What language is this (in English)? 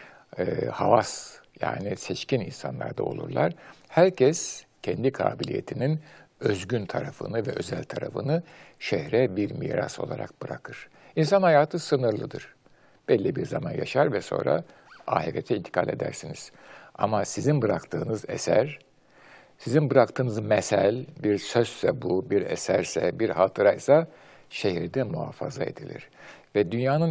Turkish